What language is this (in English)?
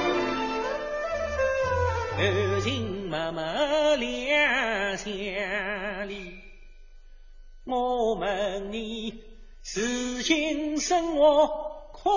Chinese